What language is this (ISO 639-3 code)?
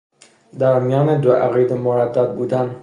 fas